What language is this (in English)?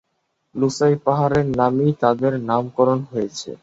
Bangla